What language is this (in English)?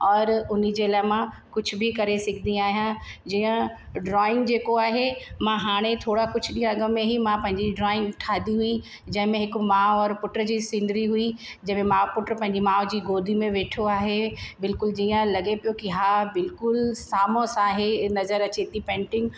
Sindhi